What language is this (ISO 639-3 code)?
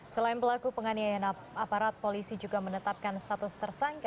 ind